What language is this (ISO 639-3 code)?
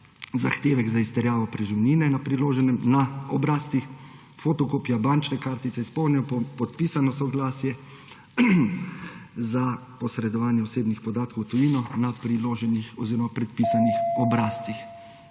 slv